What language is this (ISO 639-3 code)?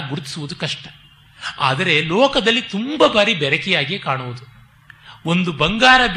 kan